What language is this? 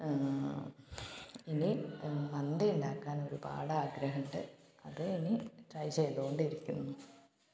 Malayalam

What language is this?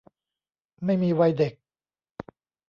Thai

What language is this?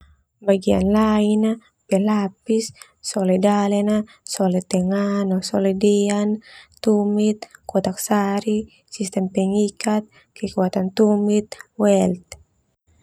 Termanu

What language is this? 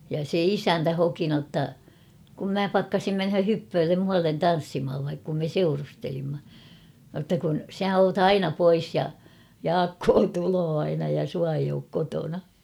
Finnish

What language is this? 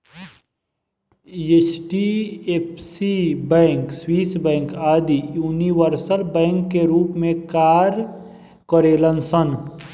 Bhojpuri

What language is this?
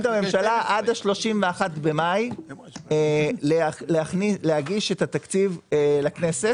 Hebrew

